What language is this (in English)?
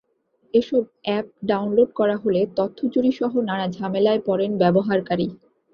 Bangla